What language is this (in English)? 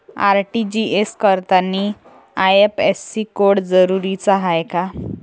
Marathi